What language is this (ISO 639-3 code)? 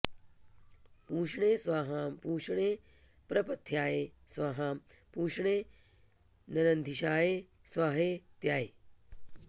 san